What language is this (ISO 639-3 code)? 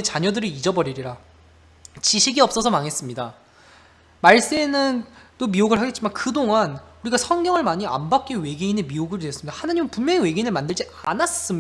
kor